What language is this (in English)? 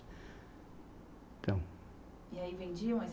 Portuguese